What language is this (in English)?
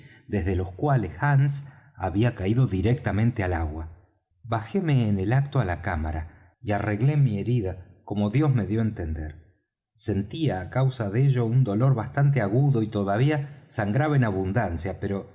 Spanish